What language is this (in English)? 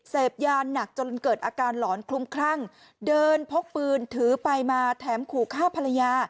Thai